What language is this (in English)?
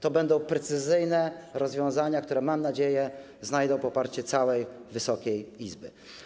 Polish